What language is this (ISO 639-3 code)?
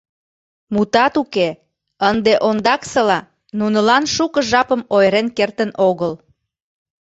chm